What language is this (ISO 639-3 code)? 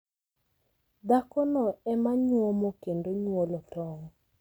luo